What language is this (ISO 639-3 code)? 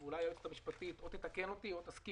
heb